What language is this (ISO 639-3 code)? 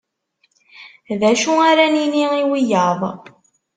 kab